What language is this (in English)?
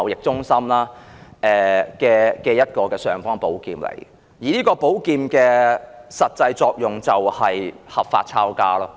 Cantonese